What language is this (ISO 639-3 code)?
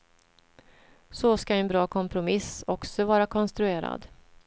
swe